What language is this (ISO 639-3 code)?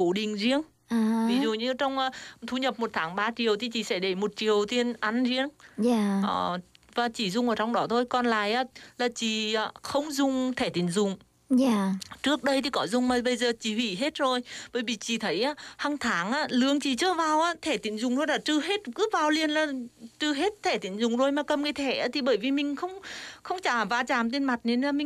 vie